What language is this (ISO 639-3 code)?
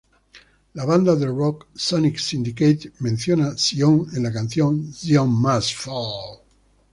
spa